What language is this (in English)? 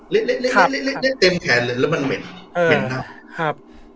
Thai